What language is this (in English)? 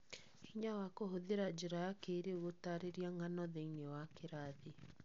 Kikuyu